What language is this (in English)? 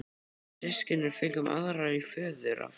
Icelandic